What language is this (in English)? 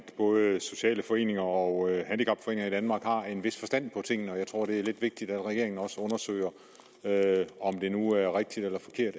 Danish